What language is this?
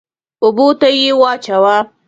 Pashto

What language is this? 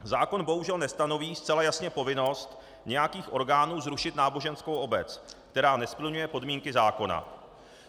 Czech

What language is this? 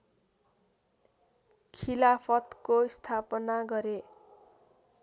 Nepali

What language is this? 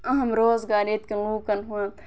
Kashmiri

